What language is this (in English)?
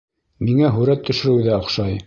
Bashkir